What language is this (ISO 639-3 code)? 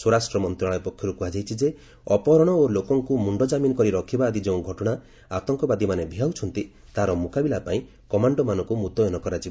ori